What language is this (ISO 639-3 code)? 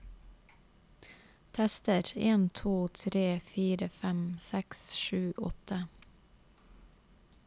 nor